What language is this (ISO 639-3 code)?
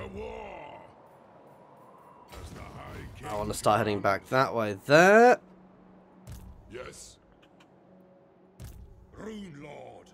eng